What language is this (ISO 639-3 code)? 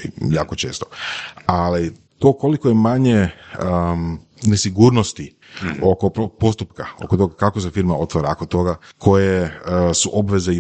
hrv